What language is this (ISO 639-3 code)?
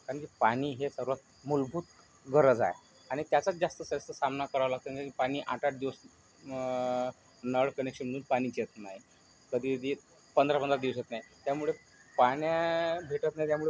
mar